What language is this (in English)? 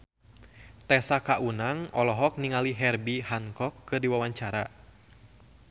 Sundanese